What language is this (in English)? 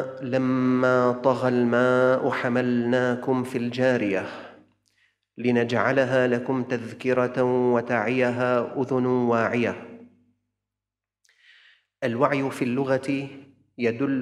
Arabic